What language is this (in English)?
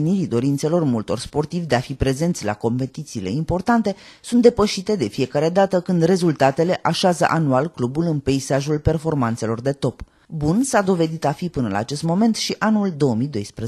Romanian